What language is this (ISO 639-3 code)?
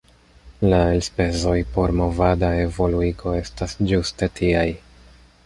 epo